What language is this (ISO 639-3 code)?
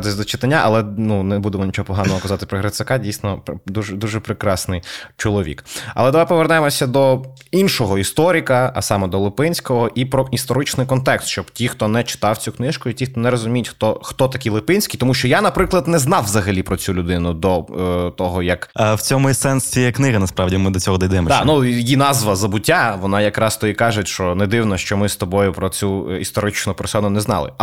ukr